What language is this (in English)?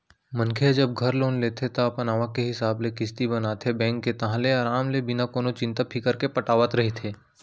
Chhattisgarhi